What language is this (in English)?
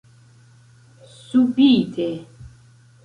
Esperanto